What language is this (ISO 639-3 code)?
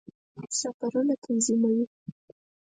pus